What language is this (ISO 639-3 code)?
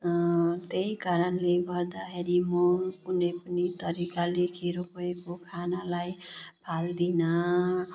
nep